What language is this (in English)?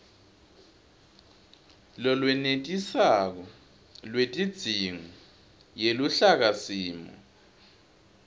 Swati